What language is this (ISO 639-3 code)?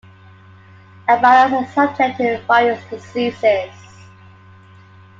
eng